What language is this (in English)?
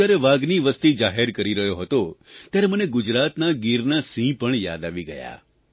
Gujarati